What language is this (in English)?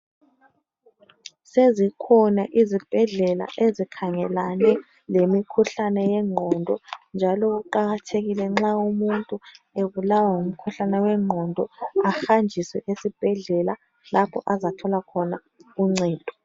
North Ndebele